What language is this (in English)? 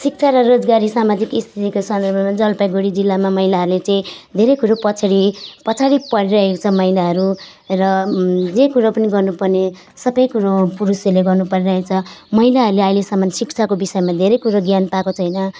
Nepali